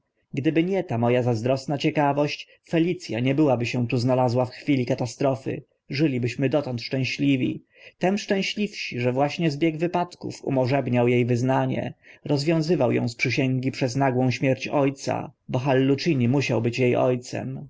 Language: Polish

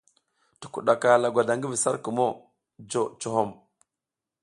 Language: South Giziga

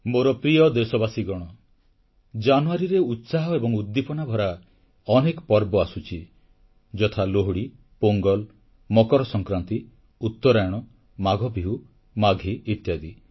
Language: Odia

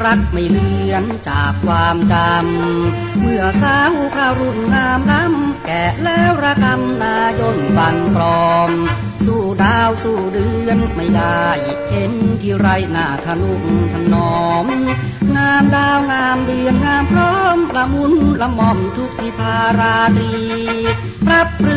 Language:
Thai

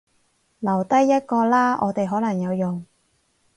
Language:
Cantonese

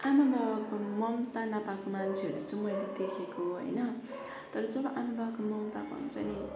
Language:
Nepali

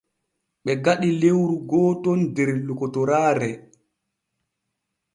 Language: Borgu Fulfulde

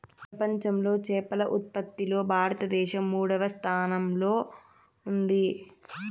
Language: Telugu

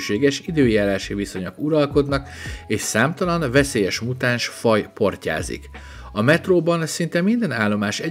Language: Hungarian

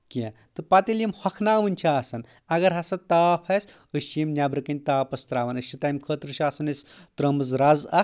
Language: Kashmiri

